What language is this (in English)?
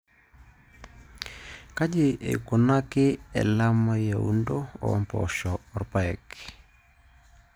Masai